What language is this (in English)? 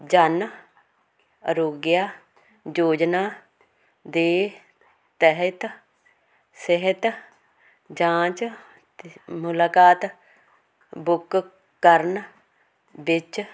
Punjabi